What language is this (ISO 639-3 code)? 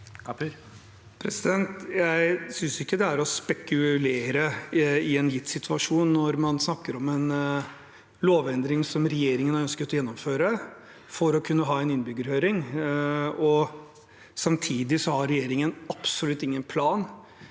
nor